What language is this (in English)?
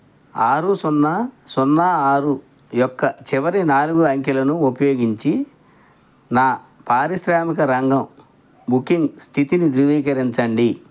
Telugu